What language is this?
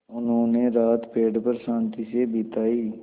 Hindi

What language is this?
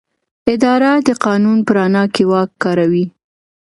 Pashto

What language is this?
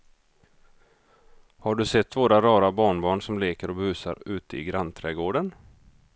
Swedish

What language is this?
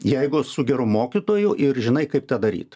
Lithuanian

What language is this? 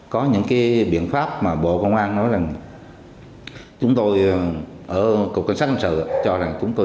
Vietnamese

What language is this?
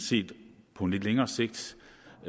Danish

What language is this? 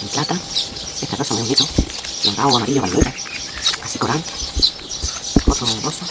Spanish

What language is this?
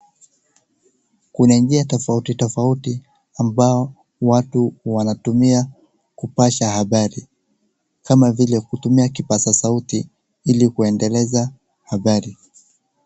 Swahili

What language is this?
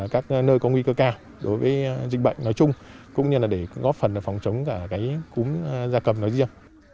Vietnamese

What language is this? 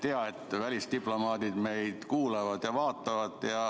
Estonian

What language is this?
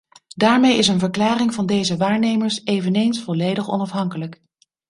Dutch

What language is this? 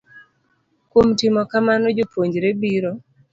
Luo (Kenya and Tanzania)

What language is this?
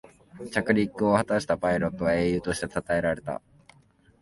Japanese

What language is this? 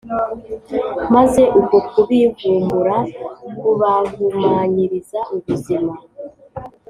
Kinyarwanda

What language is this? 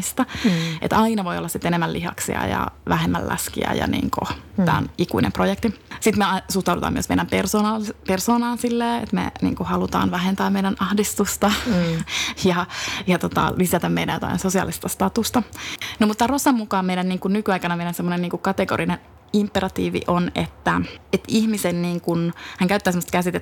Finnish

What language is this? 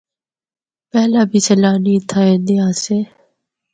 Northern Hindko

